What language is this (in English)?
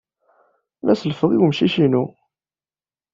Kabyle